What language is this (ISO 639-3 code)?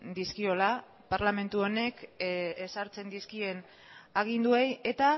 eus